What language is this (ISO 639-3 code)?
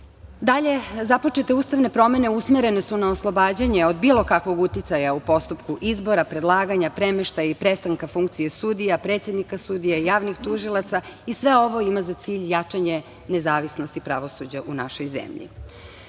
srp